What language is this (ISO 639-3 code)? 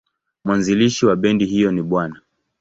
swa